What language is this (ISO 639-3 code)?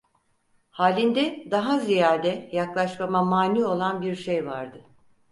tur